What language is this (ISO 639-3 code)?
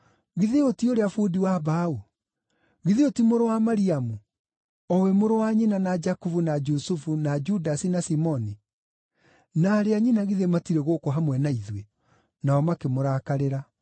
kik